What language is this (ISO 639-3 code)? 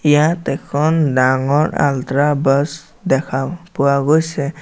asm